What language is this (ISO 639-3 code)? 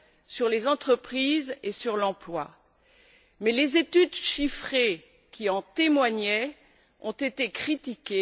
fra